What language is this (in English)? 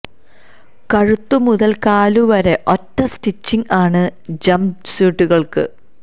Malayalam